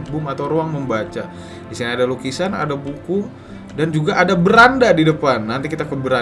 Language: Indonesian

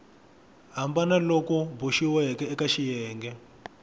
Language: Tsonga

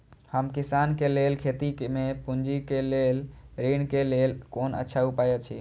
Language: Maithili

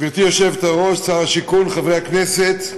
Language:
Hebrew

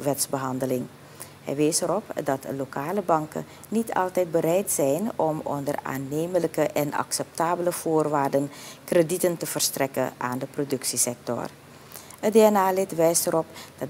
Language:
Dutch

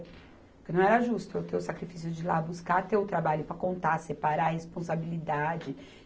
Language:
Portuguese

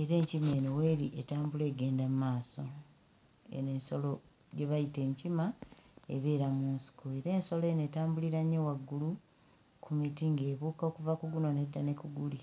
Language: Ganda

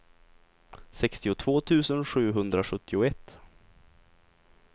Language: Swedish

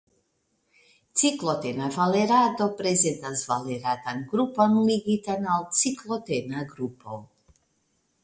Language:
Esperanto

